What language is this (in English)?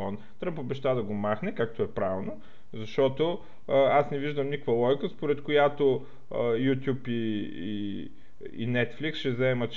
Bulgarian